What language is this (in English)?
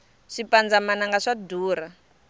Tsonga